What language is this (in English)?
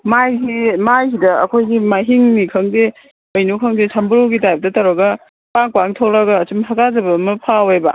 Manipuri